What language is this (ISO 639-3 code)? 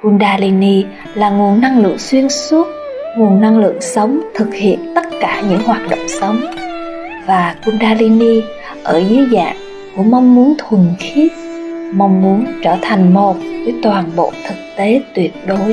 vie